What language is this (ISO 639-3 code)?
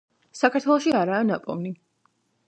kat